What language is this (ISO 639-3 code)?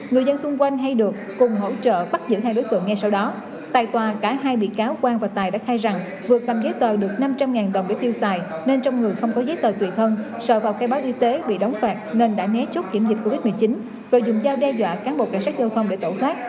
vie